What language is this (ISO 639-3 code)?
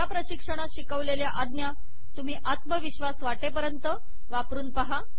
mar